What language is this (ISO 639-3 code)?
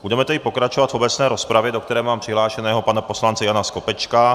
ces